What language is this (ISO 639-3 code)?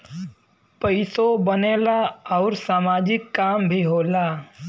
bho